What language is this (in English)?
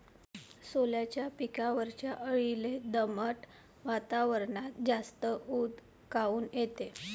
Marathi